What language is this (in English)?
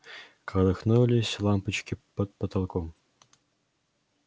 Russian